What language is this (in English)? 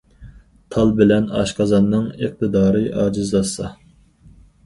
Uyghur